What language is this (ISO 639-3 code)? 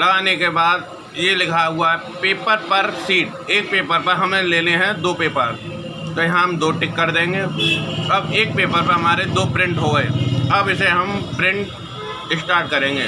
hin